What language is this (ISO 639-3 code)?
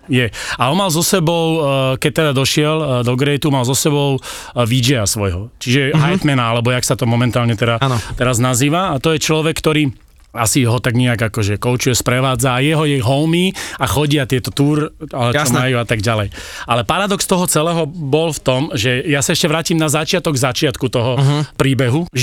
slk